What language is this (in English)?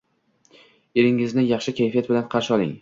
Uzbek